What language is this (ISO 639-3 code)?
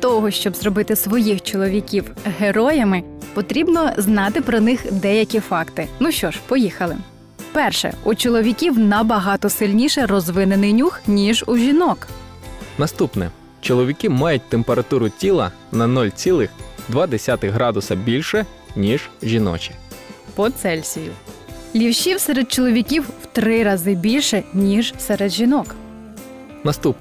ukr